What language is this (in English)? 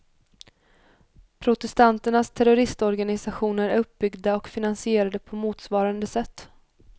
Swedish